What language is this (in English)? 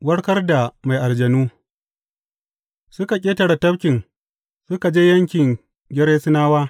Hausa